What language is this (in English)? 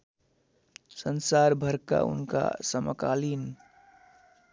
Nepali